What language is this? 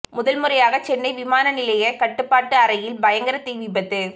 Tamil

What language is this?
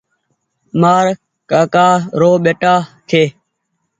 Goaria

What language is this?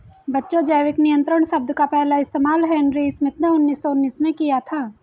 Hindi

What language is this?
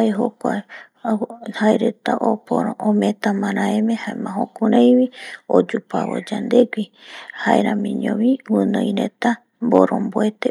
Eastern Bolivian Guaraní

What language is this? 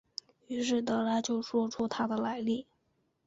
Chinese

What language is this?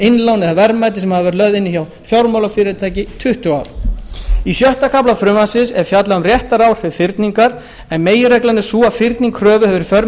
Icelandic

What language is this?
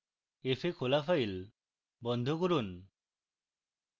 Bangla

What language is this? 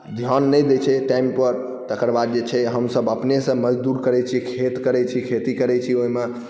Maithili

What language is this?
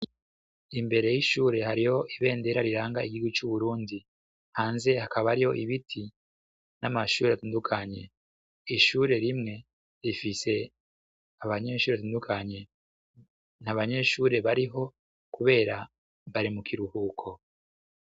Rundi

